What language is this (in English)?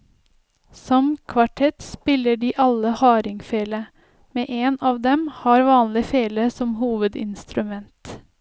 Norwegian